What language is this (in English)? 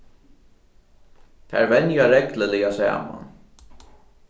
Faroese